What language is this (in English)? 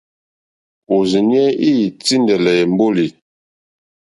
Mokpwe